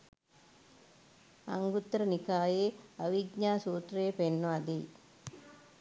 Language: Sinhala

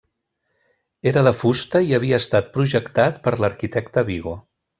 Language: Catalan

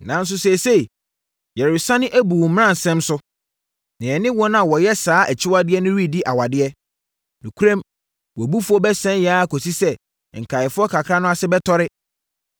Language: Akan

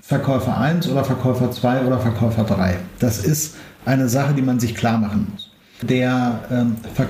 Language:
German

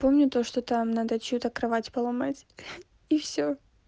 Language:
Russian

